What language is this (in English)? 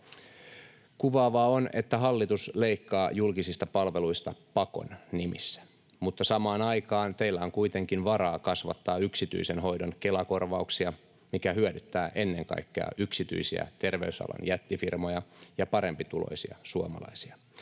Finnish